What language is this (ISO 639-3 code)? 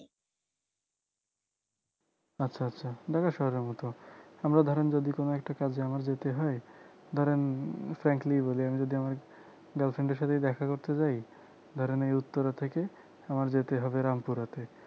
ben